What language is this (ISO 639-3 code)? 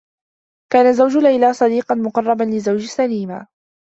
ara